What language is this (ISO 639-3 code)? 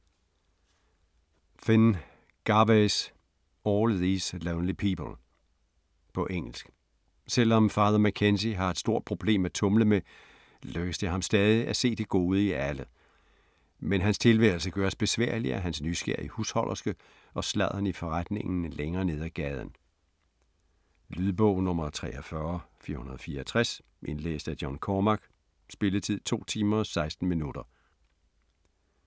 dan